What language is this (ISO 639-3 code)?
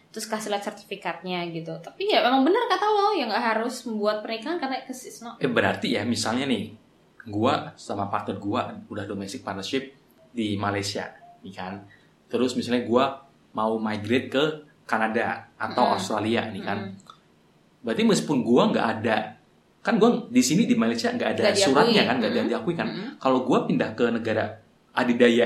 ind